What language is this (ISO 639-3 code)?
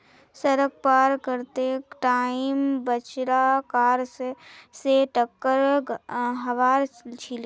mag